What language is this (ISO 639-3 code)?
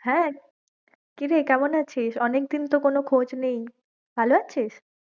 ben